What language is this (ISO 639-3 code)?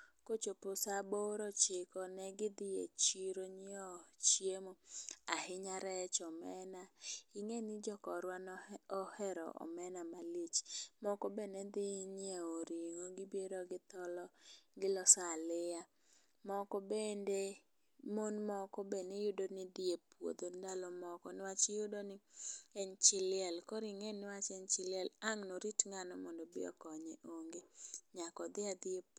luo